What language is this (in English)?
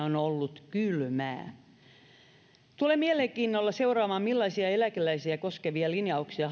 Finnish